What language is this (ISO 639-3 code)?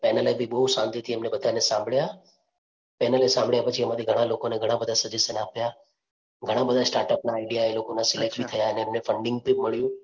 guj